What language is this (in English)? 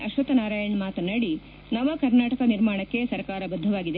Kannada